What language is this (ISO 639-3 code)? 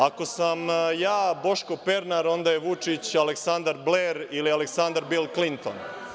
srp